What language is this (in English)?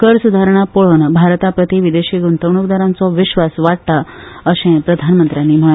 Konkani